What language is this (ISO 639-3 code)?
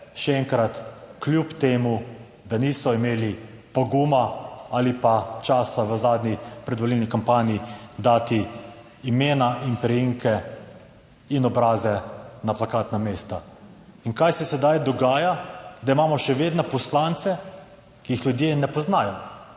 slv